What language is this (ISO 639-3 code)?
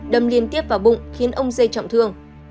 vie